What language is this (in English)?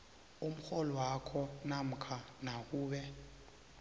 South Ndebele